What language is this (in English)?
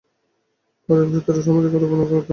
Bangla